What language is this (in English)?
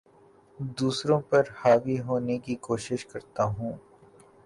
Urdu